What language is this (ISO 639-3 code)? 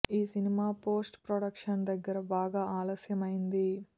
tel